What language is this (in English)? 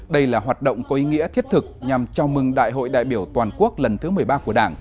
Vietnamese